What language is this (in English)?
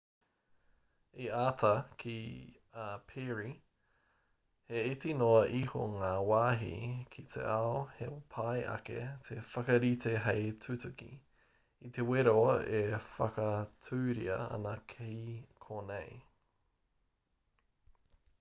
Māori